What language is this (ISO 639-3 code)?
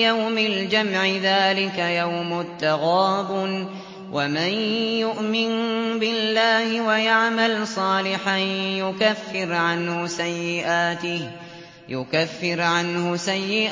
ara